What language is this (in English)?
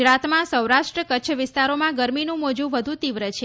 Gujarati